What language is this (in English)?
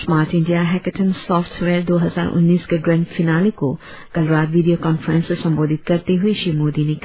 Hindi